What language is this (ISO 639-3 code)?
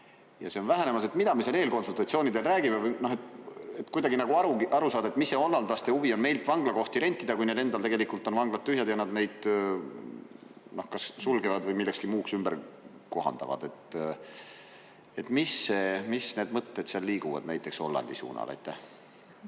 est